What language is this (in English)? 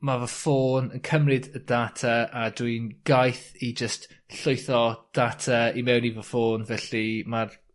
Welsh